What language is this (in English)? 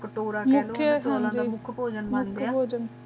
Punjabi